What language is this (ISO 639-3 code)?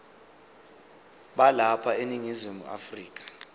zul